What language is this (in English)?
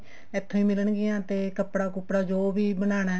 Punjabi